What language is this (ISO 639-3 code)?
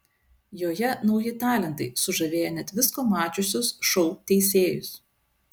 lit